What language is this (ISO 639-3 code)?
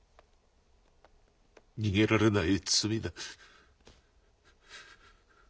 jpn